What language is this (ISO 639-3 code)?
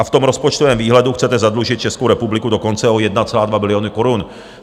ces